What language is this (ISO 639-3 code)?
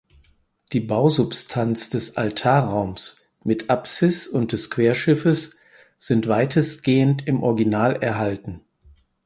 deu